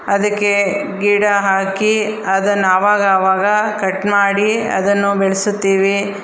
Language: Kannada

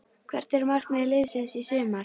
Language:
Icelandic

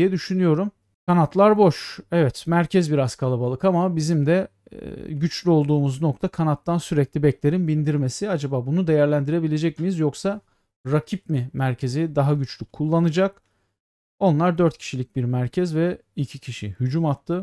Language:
Turkish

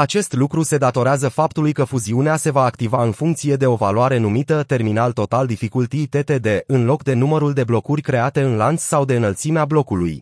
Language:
Romanian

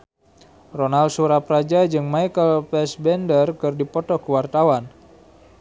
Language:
Sundanese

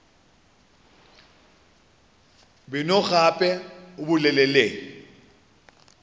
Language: Northern Sotho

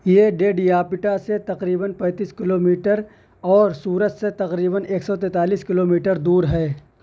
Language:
Urdu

